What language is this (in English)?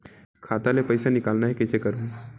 Chhattisgarhi